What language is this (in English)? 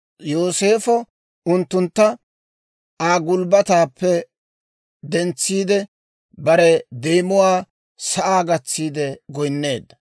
Dawro